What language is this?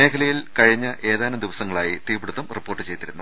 Malayalam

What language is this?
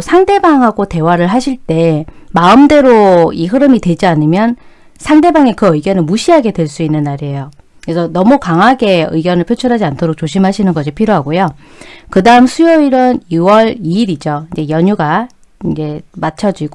Korean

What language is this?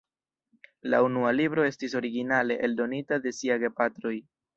Esperanto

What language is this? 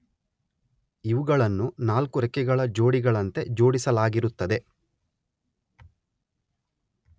Kannada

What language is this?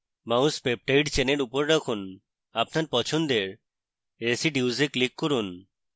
Bangla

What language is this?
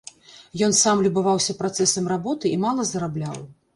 Belarusian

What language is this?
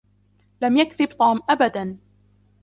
Arabic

